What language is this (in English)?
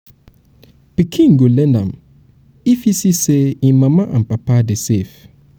Nigerian Pidgin